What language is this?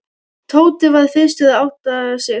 Icelandic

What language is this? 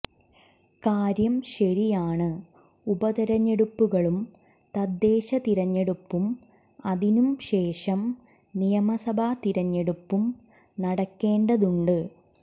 Malayalam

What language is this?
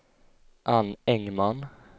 Swedish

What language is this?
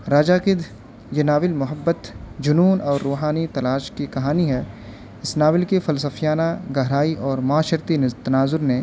Urdu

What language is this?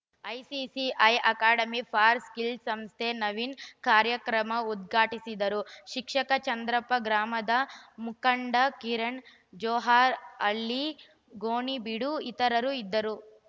Kannada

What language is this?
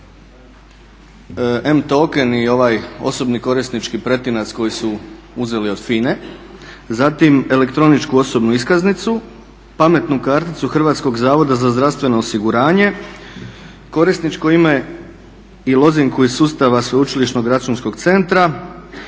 Croatian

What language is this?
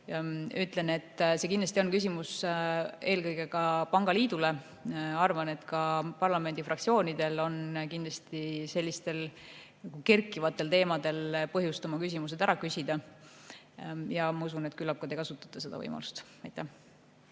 Estonian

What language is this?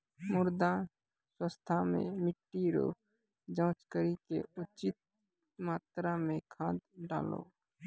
Maithili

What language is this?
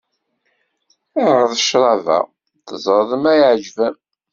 Kabyle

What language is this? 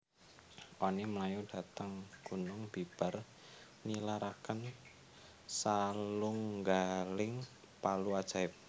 Javanese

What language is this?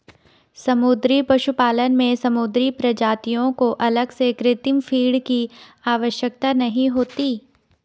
Hindi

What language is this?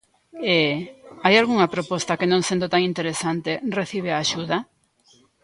Galician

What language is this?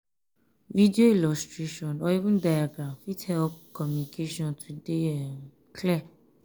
Nigerian Pidgin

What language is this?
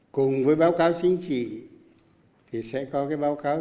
Vietnamese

